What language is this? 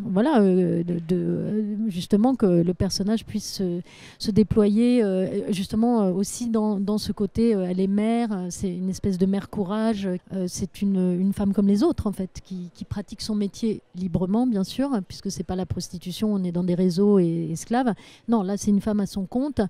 French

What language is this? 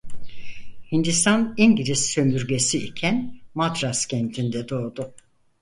Turkish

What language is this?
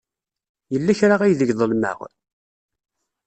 Kabyle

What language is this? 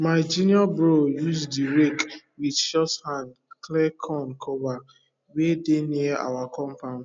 Nigerian Pidgin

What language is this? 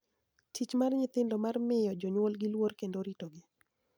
Luo (Kenya and Tanzania)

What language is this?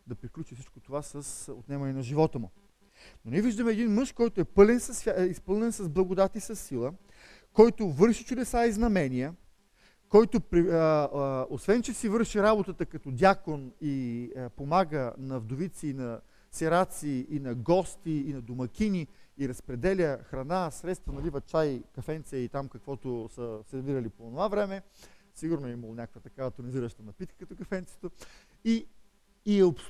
Bulgarian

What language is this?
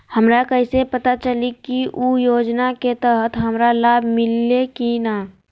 Magahi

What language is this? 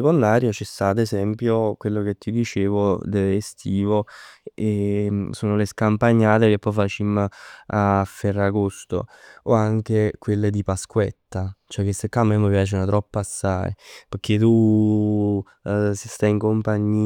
Neapolitan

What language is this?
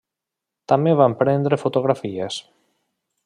Catalan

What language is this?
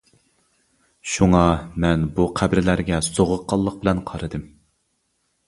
Uyghur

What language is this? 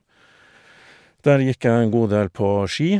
Norwegian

